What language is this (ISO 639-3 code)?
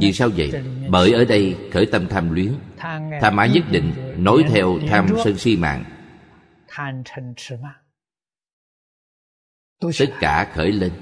vie